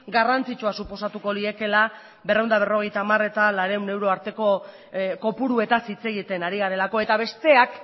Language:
Basque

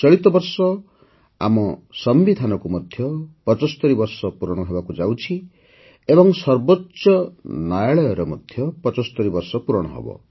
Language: Odia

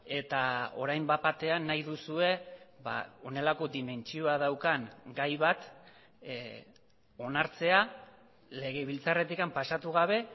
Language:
Basque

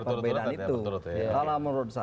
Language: Indonesian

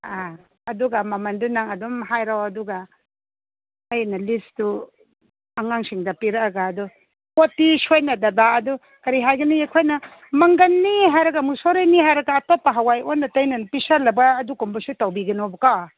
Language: Manipuri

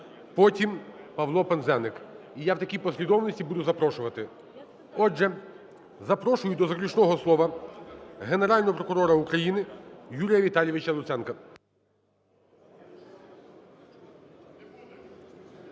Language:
Ukrainian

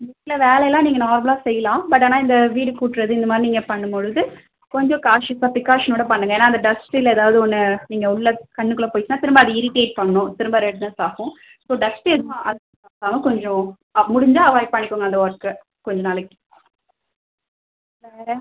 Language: Tamil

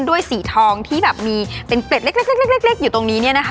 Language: Thai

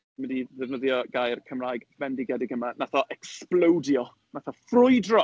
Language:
Welsh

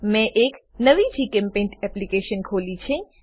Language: Gujarati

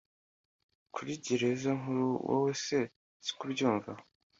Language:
Kinyarwanda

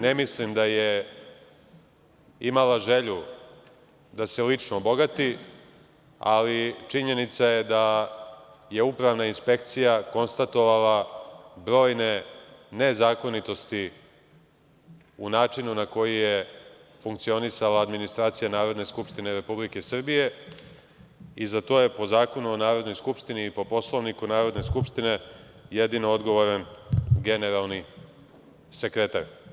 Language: Serbian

